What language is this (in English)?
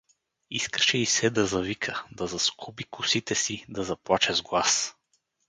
Bulgarian